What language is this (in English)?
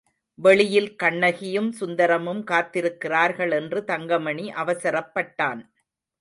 Tamil